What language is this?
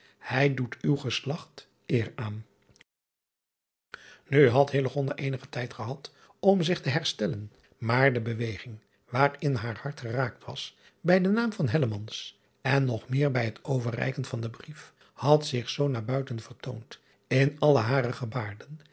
Dutch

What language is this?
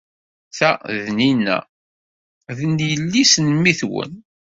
Kabyle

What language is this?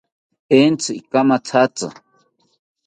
South Ucayali Ashéninka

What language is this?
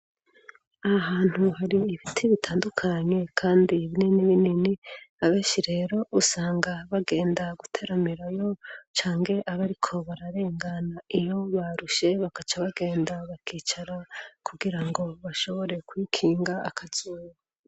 Rundi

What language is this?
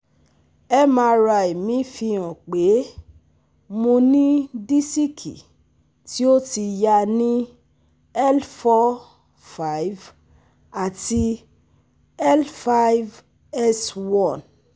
Yoruba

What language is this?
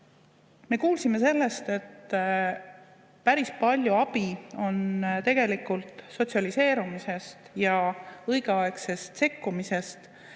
Estonian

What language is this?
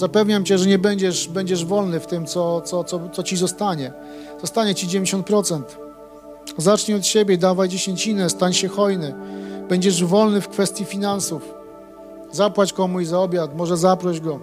Polish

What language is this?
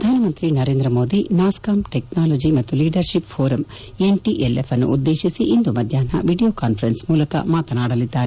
Kannada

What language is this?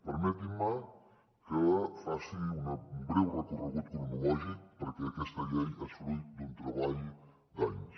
Catalan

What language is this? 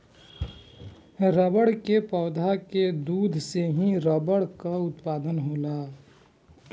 Bhojpuri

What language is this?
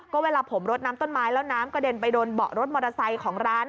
Thai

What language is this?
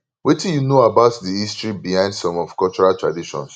Nigerian Pidgin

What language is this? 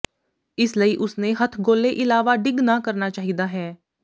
Punjabi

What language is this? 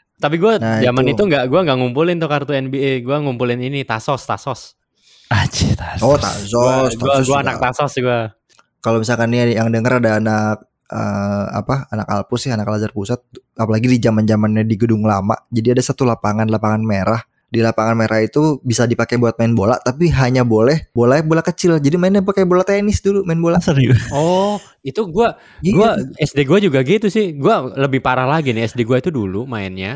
Indonesian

